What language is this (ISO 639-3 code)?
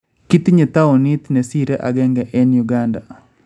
kln